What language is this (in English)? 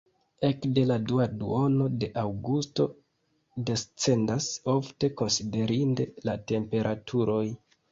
Esperanto